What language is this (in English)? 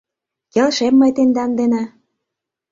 Mari